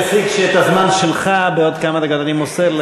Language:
Hebrew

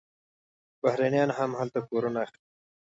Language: Pashto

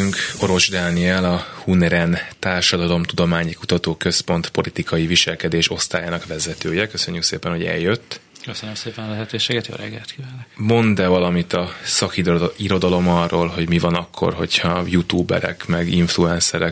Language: Hungarian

